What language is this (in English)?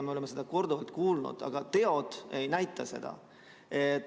Estonian